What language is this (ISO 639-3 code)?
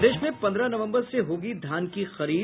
hin